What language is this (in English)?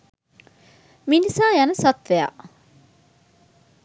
Sinhala